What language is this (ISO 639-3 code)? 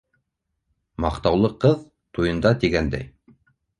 bak